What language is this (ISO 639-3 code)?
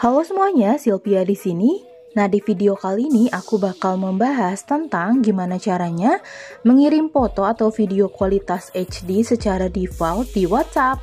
ind